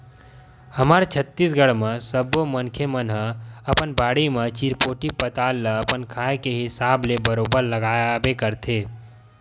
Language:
Chhattisgarhi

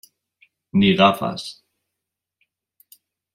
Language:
Spanish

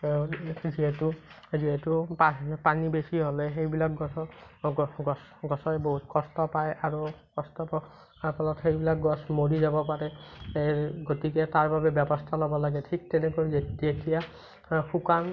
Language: Assamese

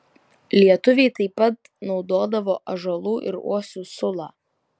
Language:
Lithuanian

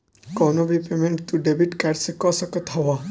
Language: Bhojpuri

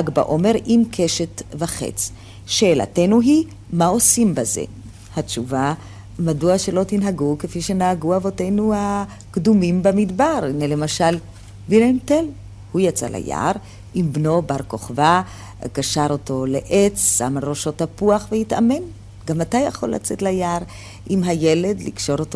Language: Hebrew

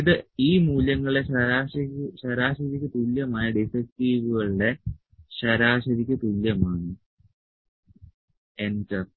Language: Malayalam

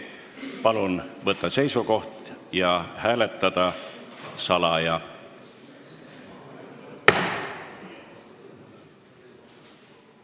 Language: Estonian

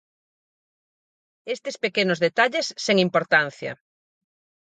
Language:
Galician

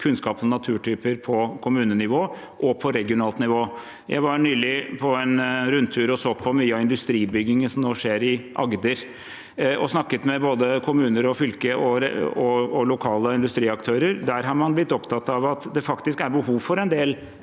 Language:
Norwegian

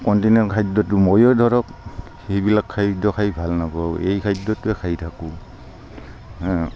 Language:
Assamese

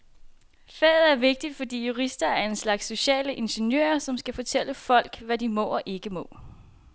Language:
Danish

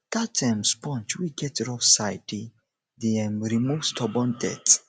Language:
Nigerian Pidgin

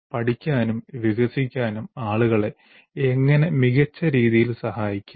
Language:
Malayalam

